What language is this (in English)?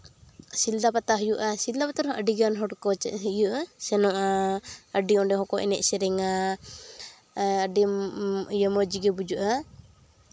Santali